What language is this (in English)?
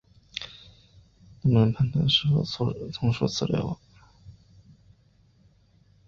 Chinese